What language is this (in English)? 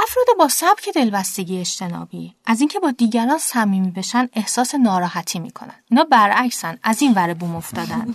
Persian